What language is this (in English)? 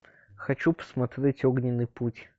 Russian